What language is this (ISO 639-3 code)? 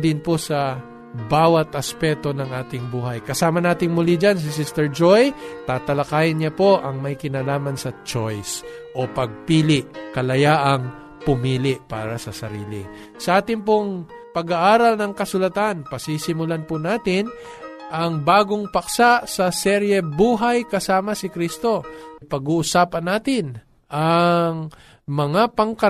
fil